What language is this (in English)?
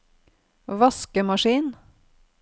Norwegian